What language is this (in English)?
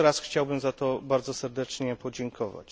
Polish